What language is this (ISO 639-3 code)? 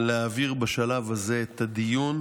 heb